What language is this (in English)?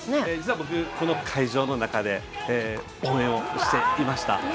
Japanese